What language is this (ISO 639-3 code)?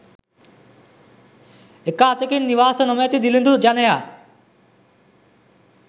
sin